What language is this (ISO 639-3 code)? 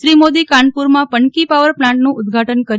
guj